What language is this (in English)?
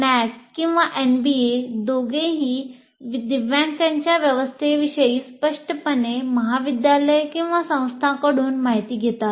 Marathi